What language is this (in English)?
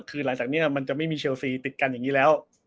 Thai